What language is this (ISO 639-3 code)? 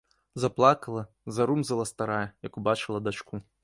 bel